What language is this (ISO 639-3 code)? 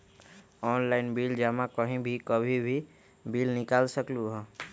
mag